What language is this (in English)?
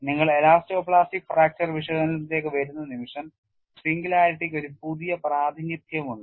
Malayalam